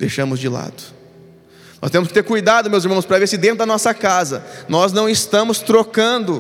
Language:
Portuguese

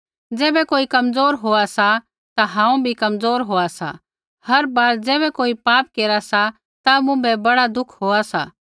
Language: Kullu Pahari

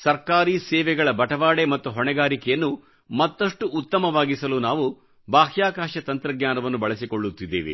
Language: Kannada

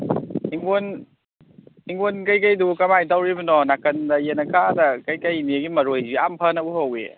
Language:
Manipuri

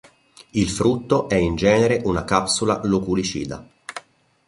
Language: Italian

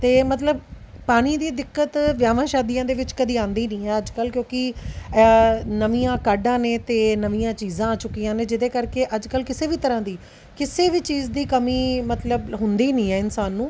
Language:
Punjabi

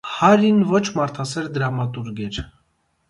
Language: Armenian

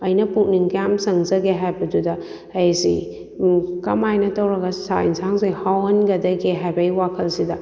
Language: Manipuri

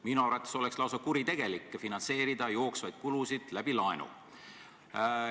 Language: Estonian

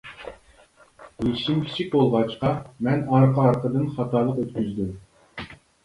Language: Uyghur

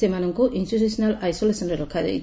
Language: Odia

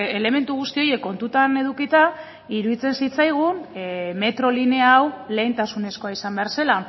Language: Basque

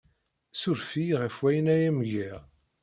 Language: Kabyle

